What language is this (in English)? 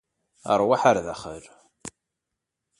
Kabyle